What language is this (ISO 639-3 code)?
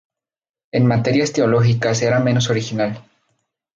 spa